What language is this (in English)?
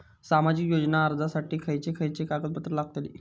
Marathi